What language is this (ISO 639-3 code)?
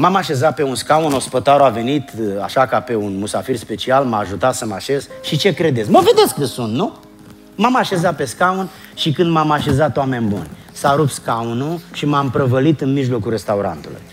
ron